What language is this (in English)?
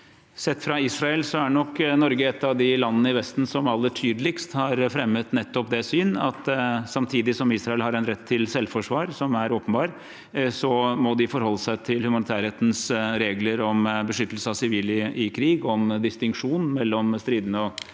Norwegian